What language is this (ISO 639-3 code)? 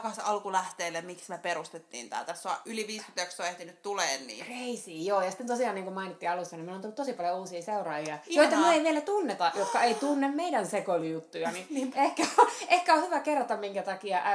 fin